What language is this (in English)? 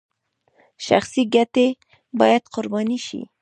Pashto